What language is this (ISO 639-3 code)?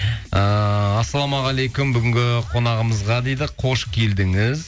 kaz